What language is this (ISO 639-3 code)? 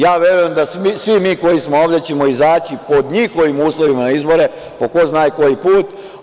srp